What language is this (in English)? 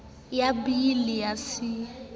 Southern Sotho